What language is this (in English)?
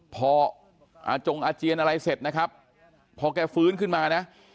Thai